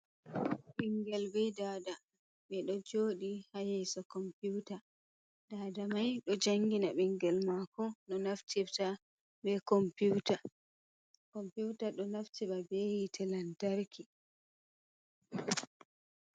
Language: Fula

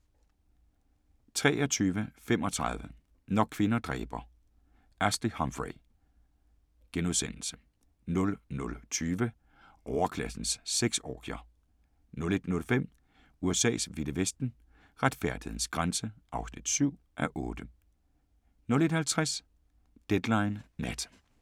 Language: Danish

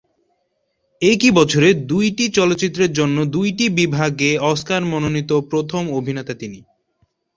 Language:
Bangla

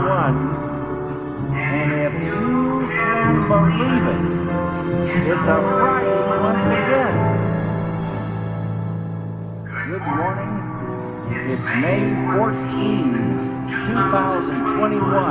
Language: English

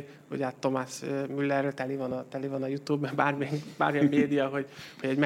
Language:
Hungarian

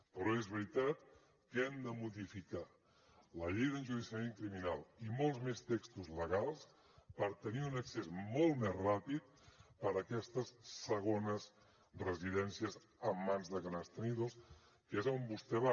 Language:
Catalan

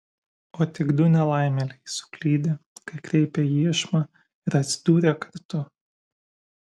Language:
Lithuanian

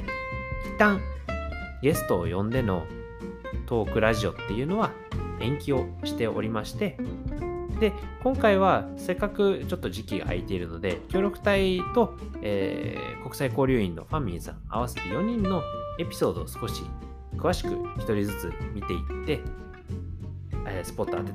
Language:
Japanese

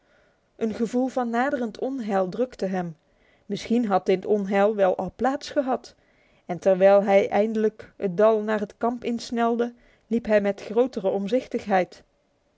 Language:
Dutch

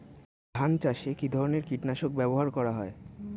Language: Bangla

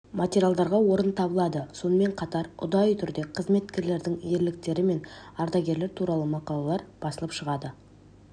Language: Kazakh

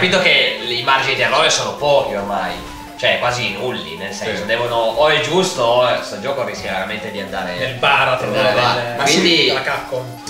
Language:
Italian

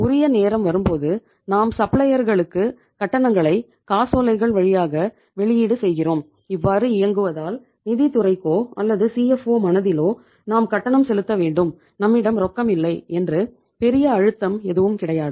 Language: Tamil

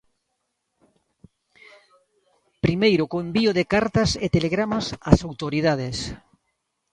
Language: Galician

